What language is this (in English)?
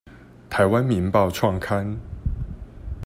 Chinese